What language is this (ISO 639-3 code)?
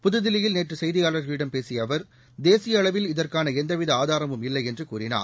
tam